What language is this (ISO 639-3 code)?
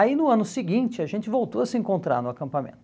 por